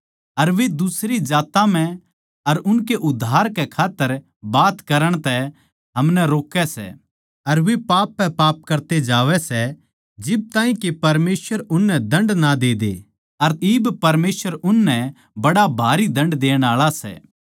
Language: Haryanvi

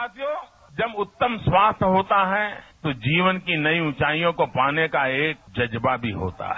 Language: Hindi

